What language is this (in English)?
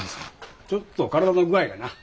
Japanese